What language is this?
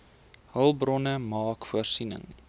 Afrikaans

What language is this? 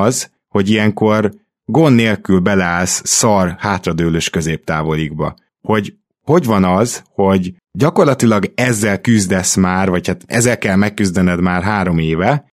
Hungarian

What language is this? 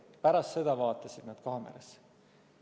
Estonian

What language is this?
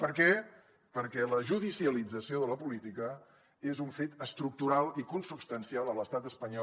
Catalan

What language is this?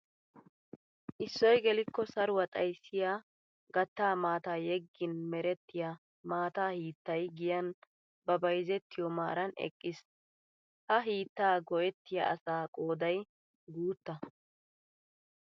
Wolaytta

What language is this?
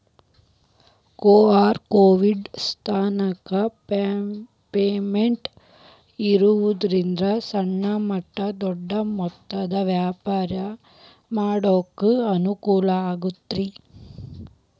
Kannada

